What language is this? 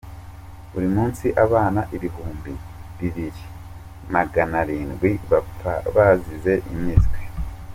Kinyarwanda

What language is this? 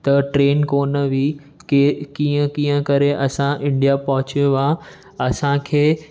Sindhi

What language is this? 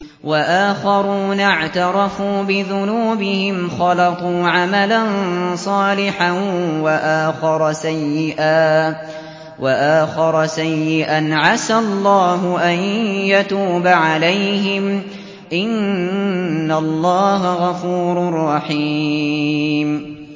Arabic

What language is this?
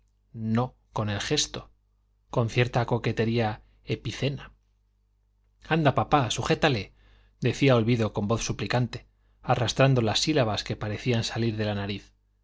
Spanish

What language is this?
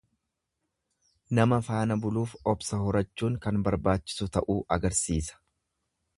Oromo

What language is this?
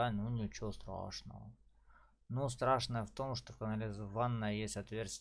Russian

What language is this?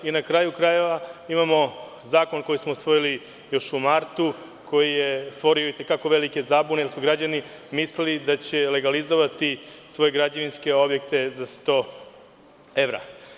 Serbian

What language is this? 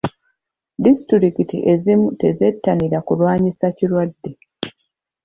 Ganda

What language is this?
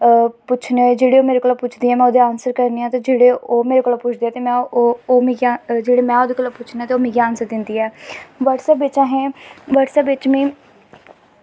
Dogri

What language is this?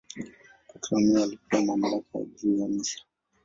Swahili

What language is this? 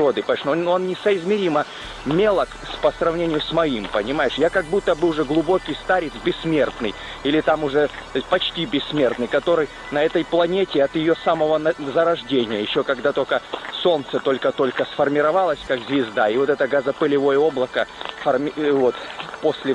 Russian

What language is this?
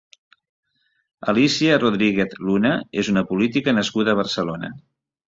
Catalan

